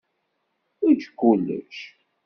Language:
Kabyle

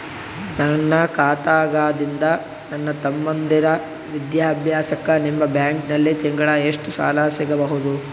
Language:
Kannada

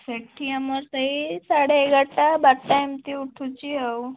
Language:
Odia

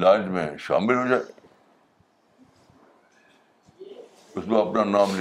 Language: Urdu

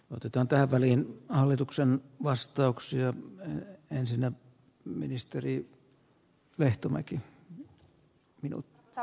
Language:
Finnish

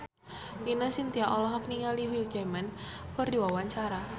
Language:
Sundanese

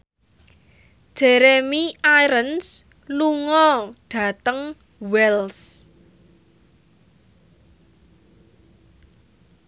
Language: Javanese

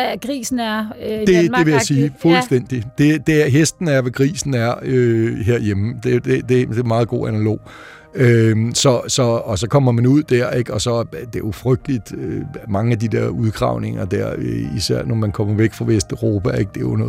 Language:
Danish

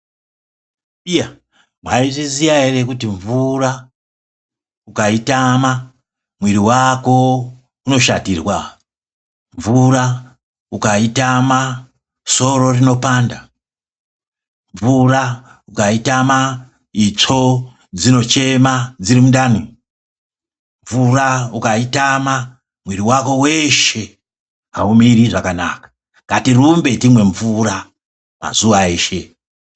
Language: Ndau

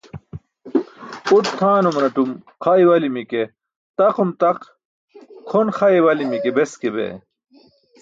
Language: Burushaski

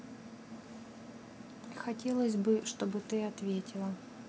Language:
Russian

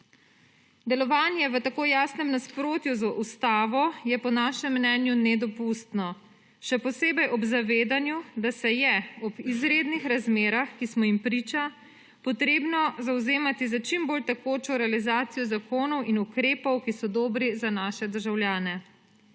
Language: Slovenian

